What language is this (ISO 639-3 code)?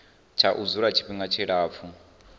ven